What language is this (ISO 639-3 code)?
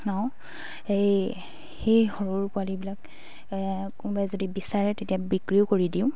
asm